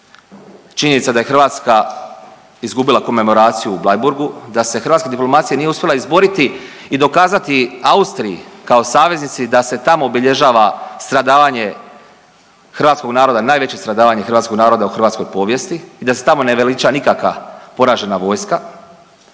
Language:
Croatian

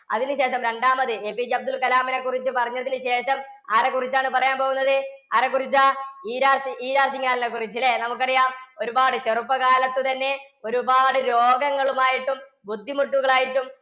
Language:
Malayalam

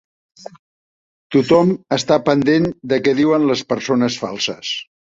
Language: Catalan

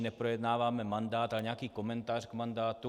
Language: Czech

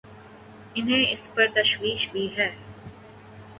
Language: Urdu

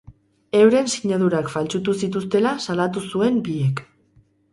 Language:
Basque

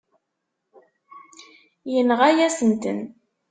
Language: Kabyle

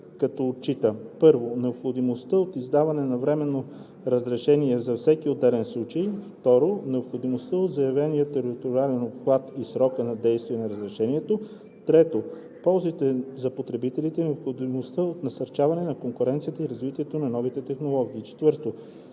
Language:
Bulgarian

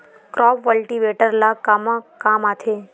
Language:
Chhattisgarhi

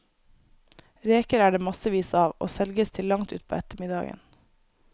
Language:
Norwegian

